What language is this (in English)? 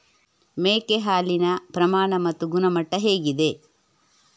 Kannada